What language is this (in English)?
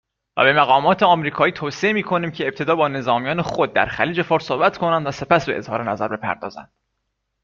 Persian